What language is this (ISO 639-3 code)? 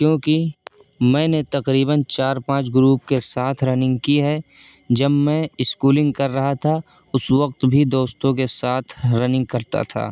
urd